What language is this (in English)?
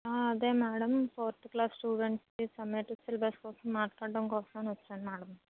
Telugu